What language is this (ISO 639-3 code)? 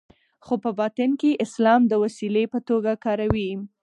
pus